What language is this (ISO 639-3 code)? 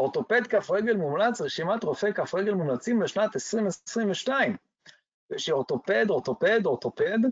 heb